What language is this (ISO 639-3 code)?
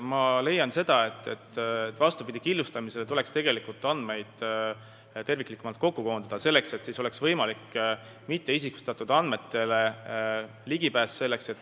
est